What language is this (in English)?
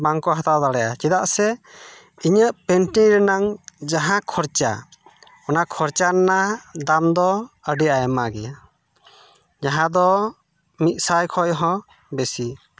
Santali